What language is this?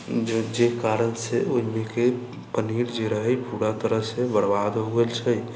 Maithili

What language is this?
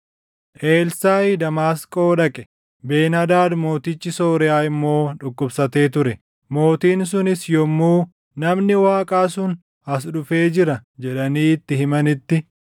Oromo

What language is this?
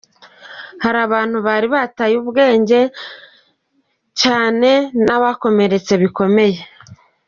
Kinyarwanda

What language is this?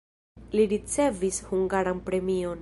Esperanto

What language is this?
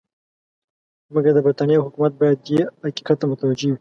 Pashto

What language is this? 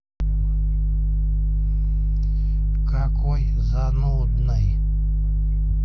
Russian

